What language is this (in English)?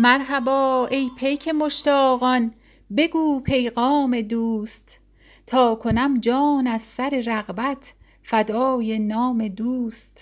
Persian